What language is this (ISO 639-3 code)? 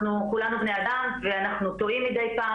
heb